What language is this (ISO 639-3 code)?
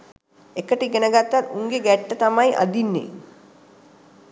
sin